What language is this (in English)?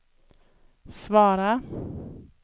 Swedish